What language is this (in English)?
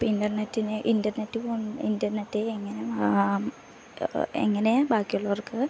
Malayalam